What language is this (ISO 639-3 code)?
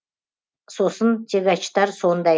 kaz